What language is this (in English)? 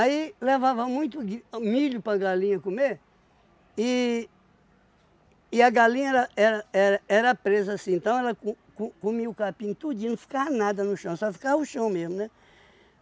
Portuguese